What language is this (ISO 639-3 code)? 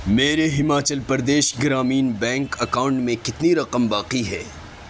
urd